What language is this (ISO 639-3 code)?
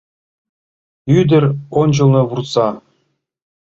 chm